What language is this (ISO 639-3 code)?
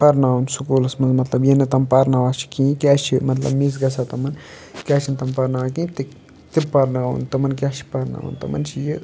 kas